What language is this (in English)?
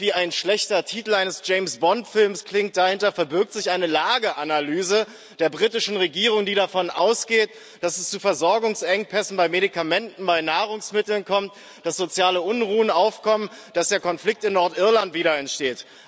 German